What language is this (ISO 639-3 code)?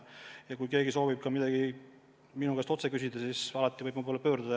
est